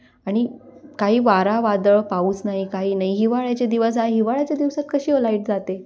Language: Marathi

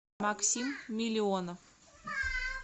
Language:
Russian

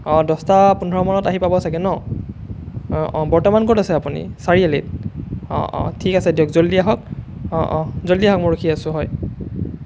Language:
Assamese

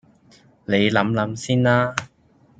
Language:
Cantonese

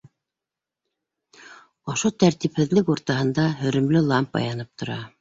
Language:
Bashkir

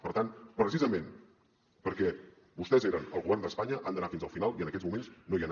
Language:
Catalan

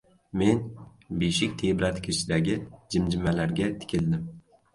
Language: Uzbek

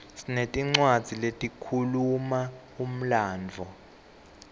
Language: Swati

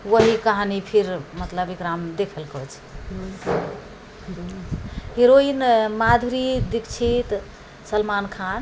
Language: Maithili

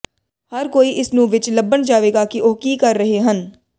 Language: Punjabi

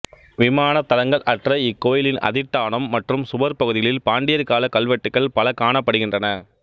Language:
Tamil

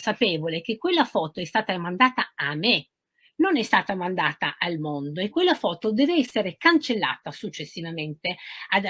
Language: Italian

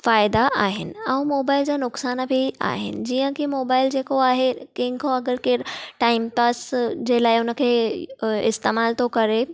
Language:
Sindhi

